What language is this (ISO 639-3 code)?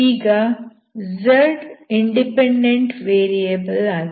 kan